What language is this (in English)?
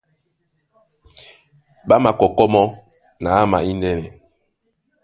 Duala